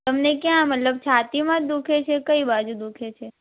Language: Gujarati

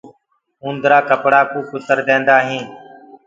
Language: Gurgula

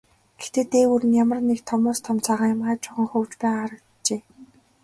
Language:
Mongolian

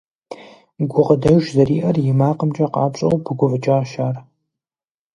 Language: Kabardian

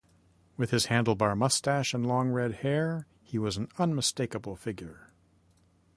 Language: English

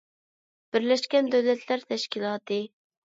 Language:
Uyghur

